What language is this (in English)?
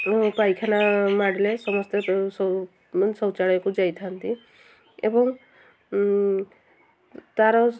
Odia